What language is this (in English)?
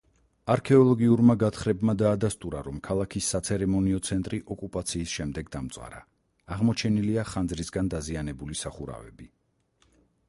Georgian